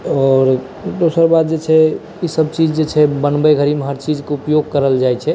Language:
Maithili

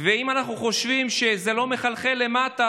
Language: Hebrew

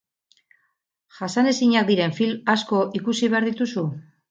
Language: Basque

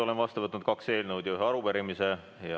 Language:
Estonian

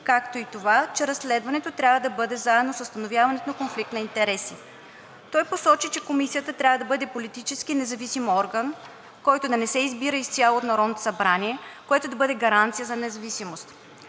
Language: Bulgarian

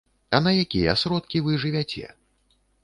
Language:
Belarusian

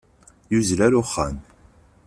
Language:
Kabyle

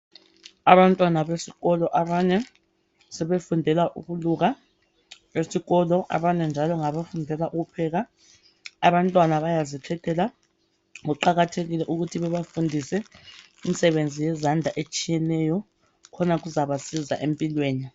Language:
North Ndebele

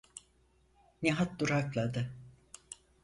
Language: Turkish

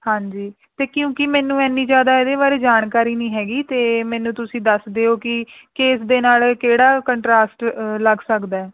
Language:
Punjabi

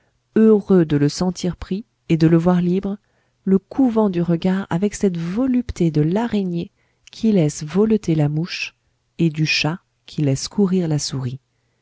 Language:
French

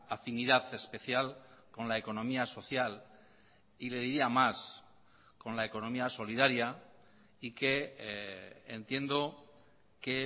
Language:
Spanish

